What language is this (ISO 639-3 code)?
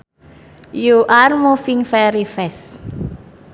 sun